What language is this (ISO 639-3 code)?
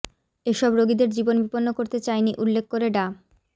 ben